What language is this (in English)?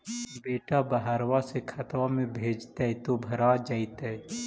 Magahi